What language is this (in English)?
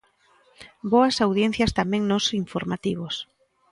Galician